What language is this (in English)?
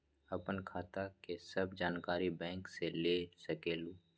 Magahi